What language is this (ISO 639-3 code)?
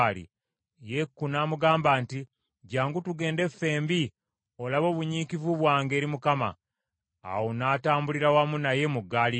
lug